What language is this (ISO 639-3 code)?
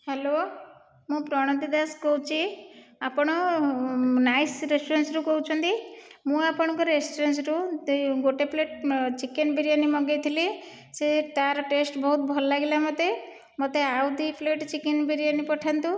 ori